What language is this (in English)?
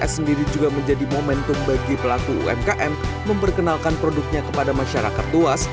Indonesian